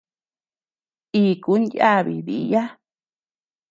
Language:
Tepeuxila Cuicatec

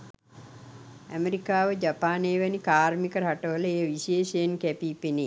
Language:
Sinhala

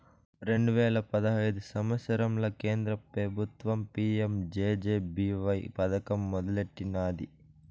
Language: Telugu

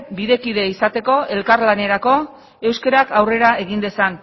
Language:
Basque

